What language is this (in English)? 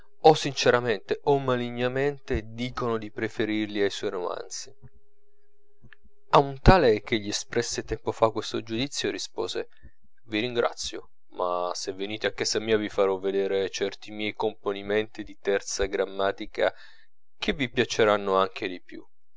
Italian